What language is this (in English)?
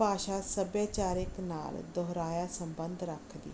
Punjabi